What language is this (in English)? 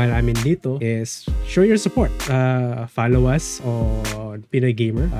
Filipino